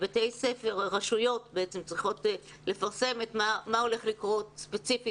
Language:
Hebrew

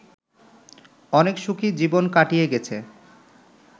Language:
Bangla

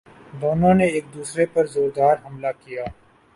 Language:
Urdu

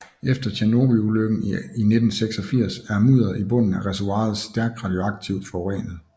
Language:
Danish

